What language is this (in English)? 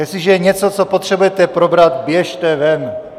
Czech